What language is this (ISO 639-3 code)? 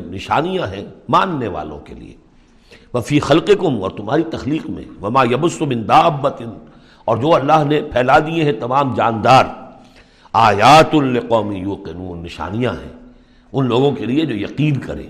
urd